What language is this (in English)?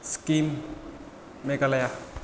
Bodo